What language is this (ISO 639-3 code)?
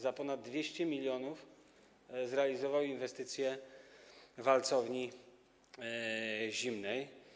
pol